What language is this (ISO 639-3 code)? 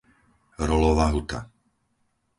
slk